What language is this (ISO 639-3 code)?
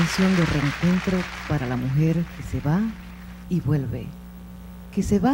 spa